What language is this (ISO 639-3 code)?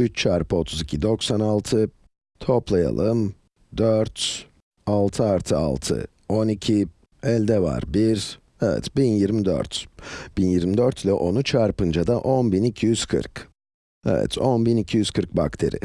tur